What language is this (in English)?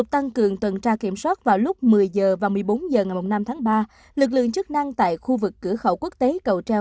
Vietnamese